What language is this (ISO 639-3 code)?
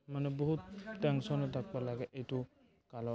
asm